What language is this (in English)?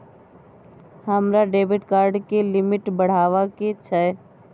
Maithili